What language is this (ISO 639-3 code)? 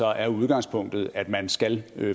dan